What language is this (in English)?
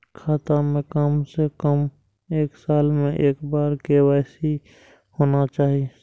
Maithili